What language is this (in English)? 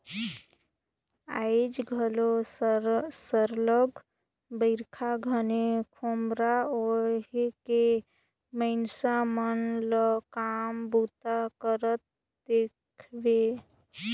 Chhattisgarhi